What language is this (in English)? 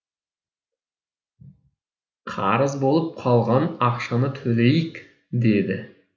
Kazakh